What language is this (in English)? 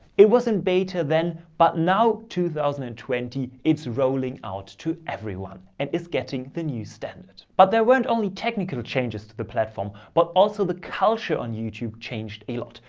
English